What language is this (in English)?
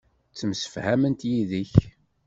Kabyle